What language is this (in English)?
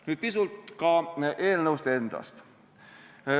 Estonian